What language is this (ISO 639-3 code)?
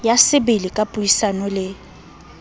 sot